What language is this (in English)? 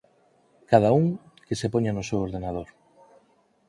Galician